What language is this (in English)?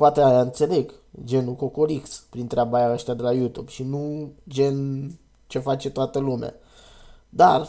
Romanian